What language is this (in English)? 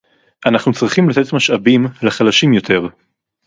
Hebrew